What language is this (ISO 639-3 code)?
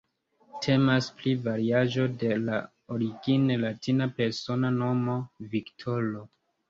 epo